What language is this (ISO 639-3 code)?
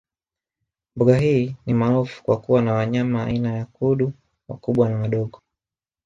swa